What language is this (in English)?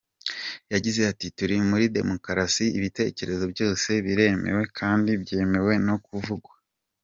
Kinyarwanda